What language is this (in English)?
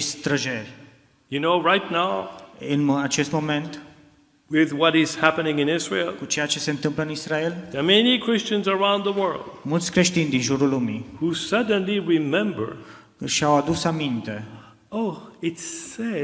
Romanian